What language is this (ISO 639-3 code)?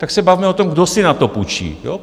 ces